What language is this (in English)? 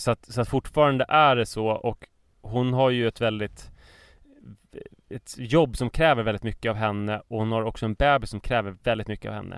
Swedish